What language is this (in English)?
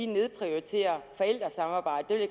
Danish